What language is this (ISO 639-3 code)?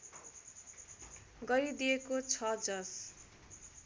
nep